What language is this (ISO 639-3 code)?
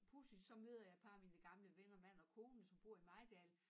dan